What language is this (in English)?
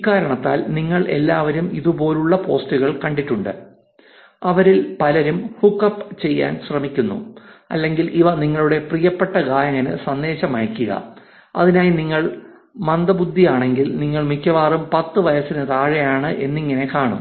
Malayalam